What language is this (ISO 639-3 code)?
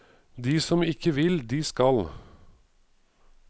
nor